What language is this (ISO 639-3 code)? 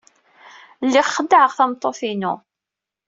kab